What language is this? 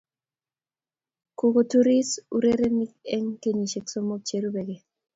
Kalenjin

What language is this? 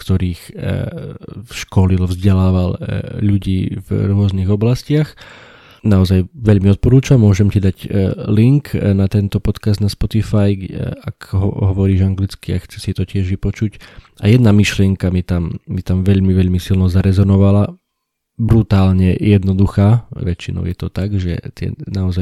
Slovak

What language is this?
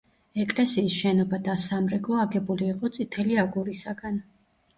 Georgian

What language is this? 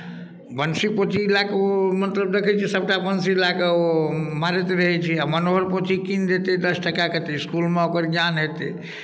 Maithili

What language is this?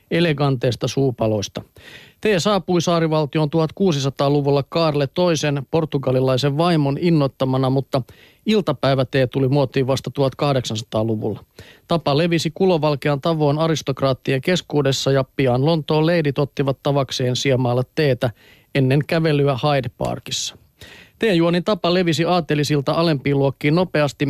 Finnish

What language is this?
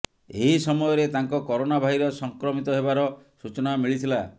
Odia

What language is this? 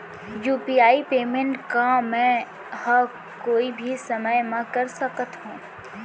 Chhattisgarhi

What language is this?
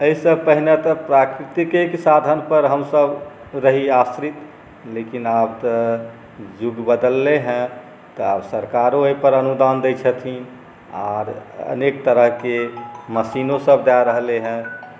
Maithili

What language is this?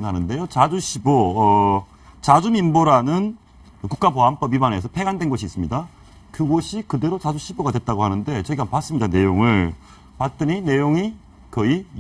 Korean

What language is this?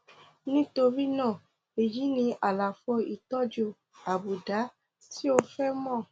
Yoruba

